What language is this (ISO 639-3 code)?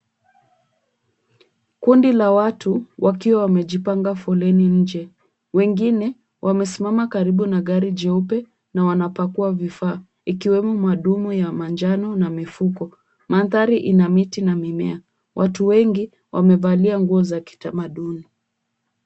swa